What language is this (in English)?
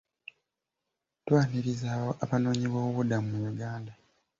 Ganda